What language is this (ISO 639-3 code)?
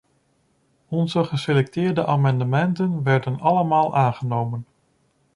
nld